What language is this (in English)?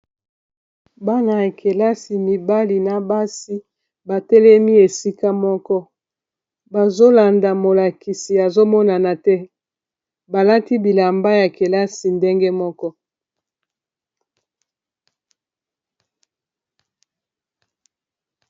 Lingala